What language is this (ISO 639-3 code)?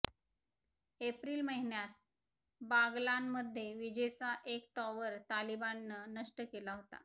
mar